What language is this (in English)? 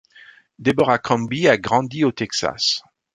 French